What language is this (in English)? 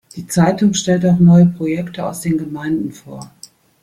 German